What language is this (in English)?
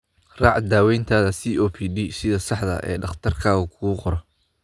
Somali